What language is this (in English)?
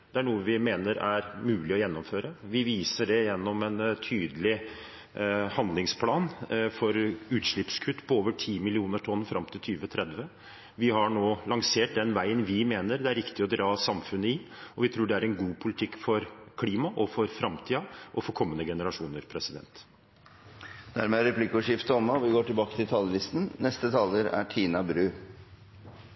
Norwegian